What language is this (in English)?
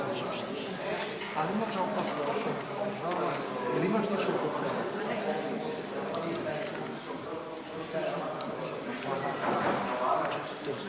Croatian